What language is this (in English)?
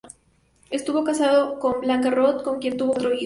Spanish